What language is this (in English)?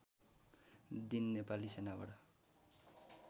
Nepali